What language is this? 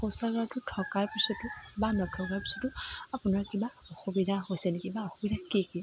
Assamese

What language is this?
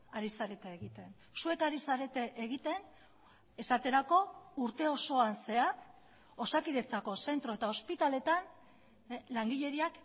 Basque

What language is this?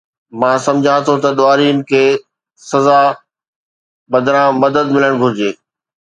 Sindhi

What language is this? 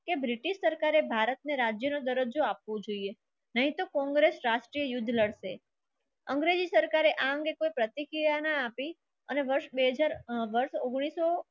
Gujarati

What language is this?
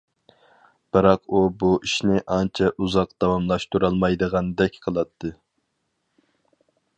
Uyghur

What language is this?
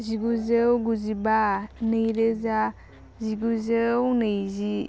Bodo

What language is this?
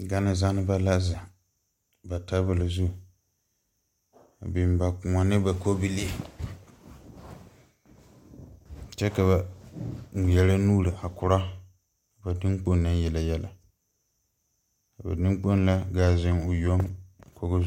Southern Dagaare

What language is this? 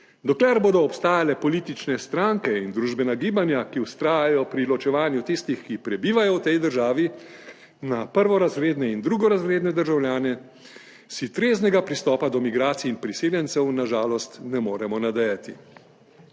Slovenian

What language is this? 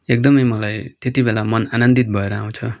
Nepali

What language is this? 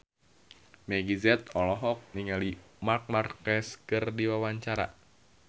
Sundanese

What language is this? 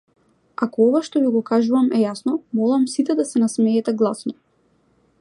Macedonian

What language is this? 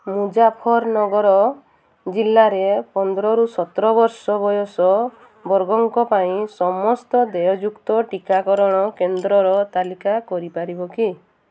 Odia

